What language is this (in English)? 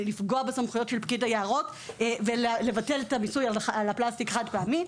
Hebrew